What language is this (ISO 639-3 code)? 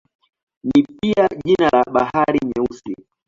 swa